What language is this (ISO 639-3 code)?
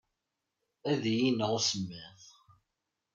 kab